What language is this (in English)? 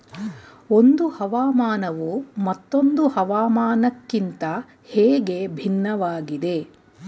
Kannada